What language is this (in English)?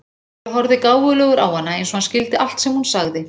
Icelandic